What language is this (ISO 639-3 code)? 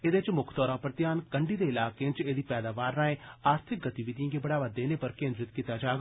doi